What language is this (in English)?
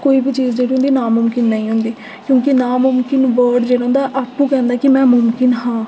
Dogri